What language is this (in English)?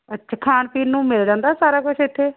Punjabi